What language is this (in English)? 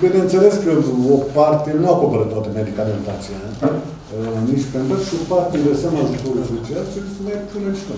Romanian